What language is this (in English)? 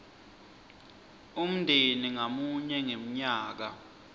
Swati